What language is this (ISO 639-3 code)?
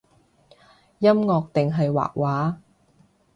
yue